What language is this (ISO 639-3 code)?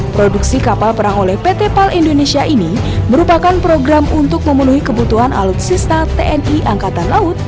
ind